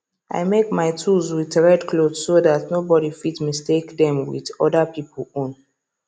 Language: Nigerian Pidgin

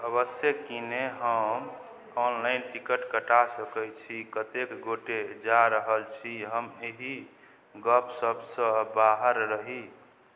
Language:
Maithili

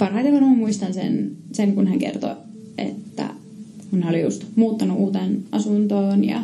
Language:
Finnish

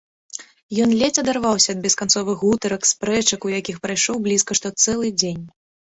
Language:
Belarusian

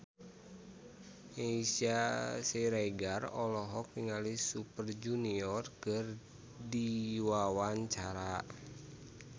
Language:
Sundanese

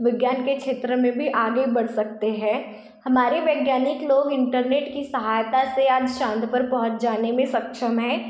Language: Hindi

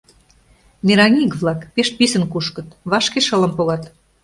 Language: Mari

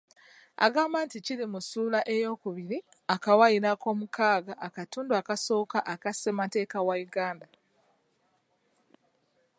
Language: Ganda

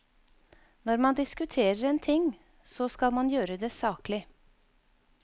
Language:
Norwegian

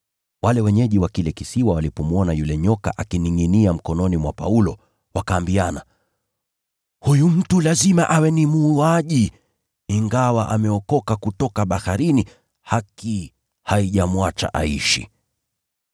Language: Swahili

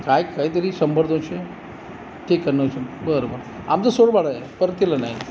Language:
Marathi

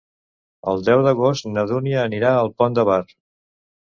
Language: Catalan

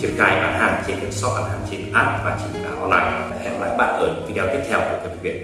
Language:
Vietnamese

